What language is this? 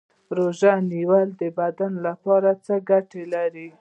Pashto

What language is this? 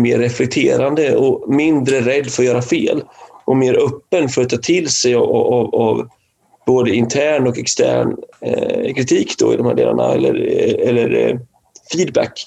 Swedish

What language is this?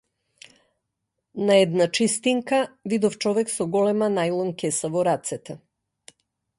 Macedonian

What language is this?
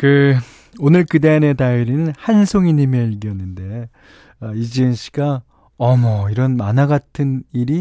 Korean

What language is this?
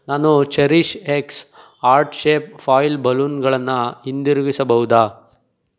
Kannada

